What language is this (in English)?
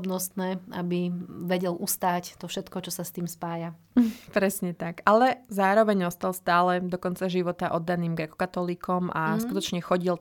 Slovak